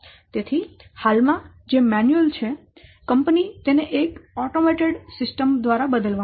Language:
Gujarati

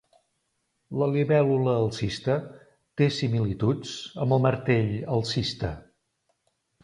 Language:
Catalan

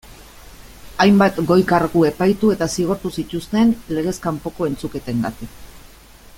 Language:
Basque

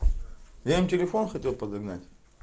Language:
Russian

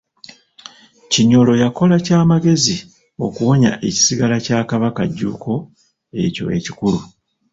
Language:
Ganda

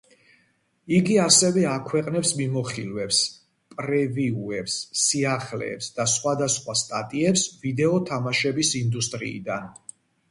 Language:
Georgian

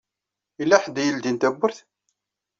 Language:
Kabyle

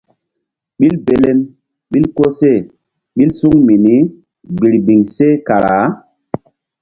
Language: Mbum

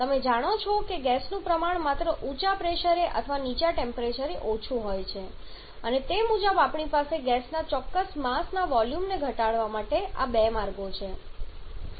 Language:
Gujarati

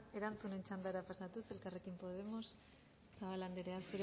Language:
Basque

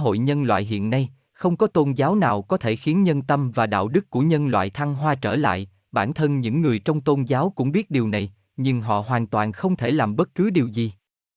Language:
Vietnamese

